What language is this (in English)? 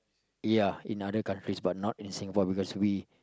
English